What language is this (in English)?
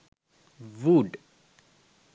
Sinhala